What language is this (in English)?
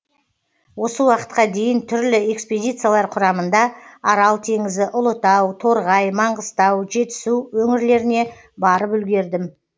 Kazakh